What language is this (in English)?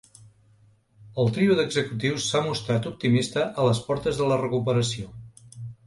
Catalan